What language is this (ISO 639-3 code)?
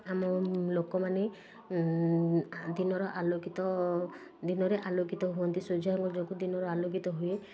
ori